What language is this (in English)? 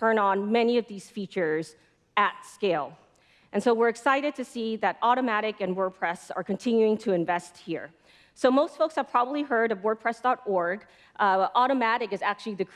English